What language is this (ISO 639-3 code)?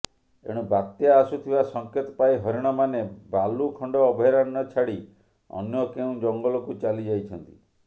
ori